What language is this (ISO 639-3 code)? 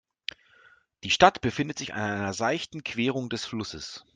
deu